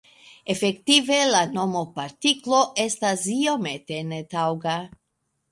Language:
Esperanto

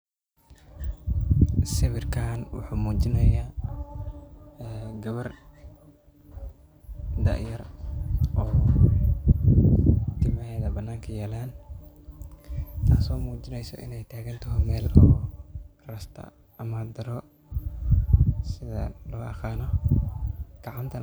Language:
Somali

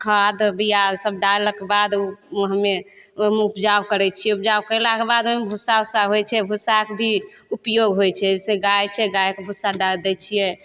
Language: Maithili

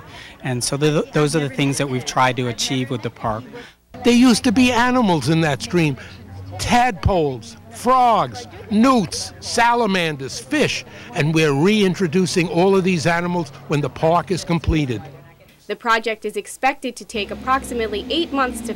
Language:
English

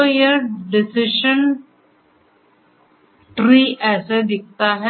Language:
Hindi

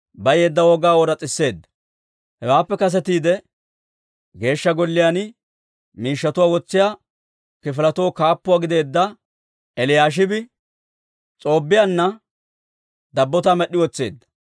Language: Dawro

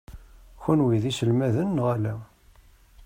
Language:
Kabyle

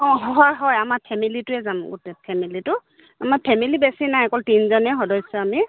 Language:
Assamese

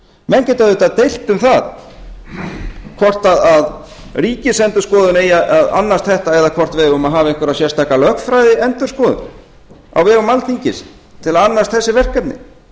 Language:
Icelandic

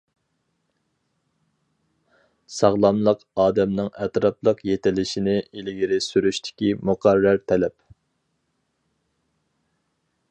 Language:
Uyghur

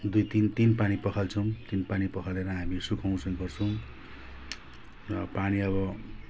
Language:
Nepali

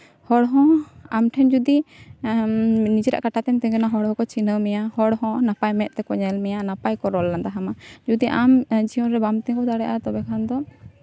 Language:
Santali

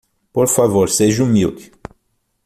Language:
Portuguese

